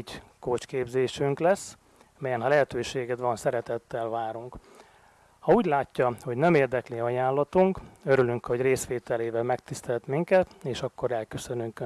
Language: Hungarian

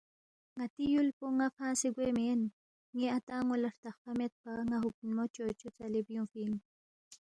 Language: Balti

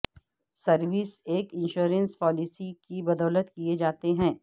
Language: Urdu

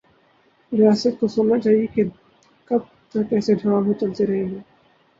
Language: Urdu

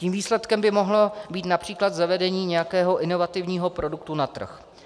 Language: Czech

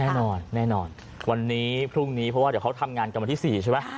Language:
Thai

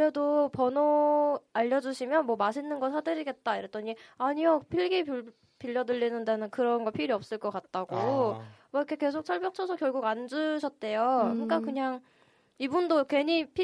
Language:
Korean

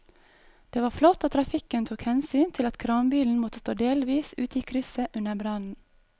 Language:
Norwegian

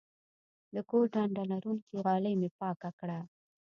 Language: Pashto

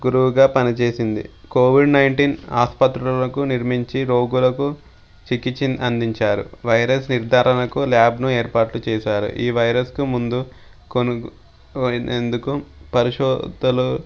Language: Telugu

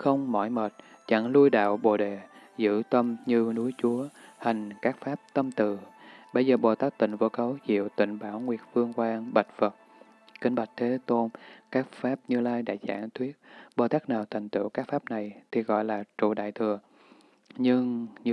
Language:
Vietnamese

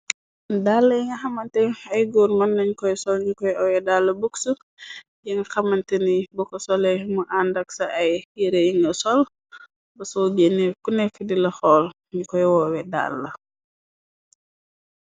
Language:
Wolof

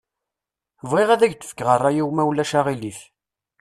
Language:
Kabyle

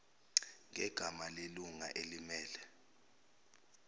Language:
Zulu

